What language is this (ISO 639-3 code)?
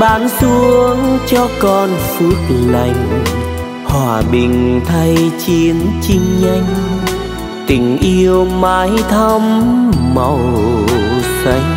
vie